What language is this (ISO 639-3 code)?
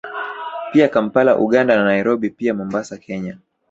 swa